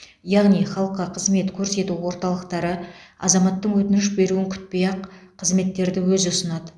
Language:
Kazakh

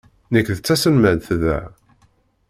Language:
Kabyle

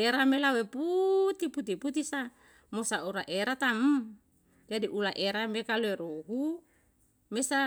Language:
Yalahatan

